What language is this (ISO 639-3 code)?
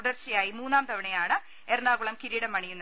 mal